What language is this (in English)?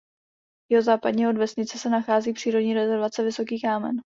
Czech